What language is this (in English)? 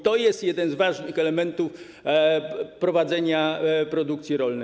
Polish